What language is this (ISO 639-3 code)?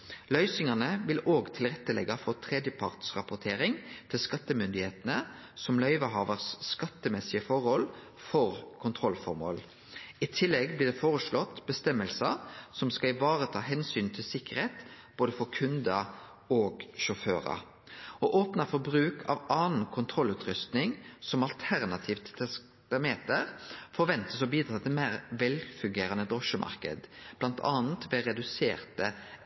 nno